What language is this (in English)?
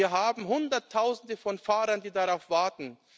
German